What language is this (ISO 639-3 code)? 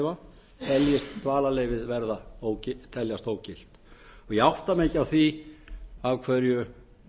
isl